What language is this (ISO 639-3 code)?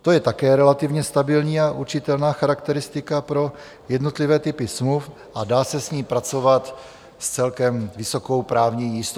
ces